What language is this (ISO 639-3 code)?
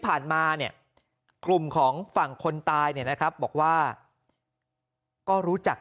tha